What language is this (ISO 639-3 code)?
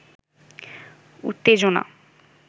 ben